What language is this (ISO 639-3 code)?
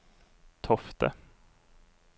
nor